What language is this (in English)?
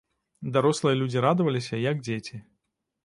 Belarusian